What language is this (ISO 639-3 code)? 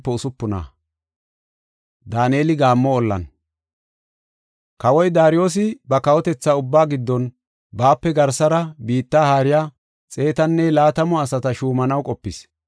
gof